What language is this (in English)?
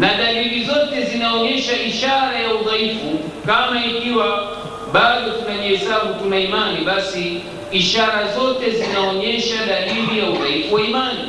Swahili